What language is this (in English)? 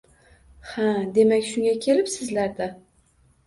Uzbek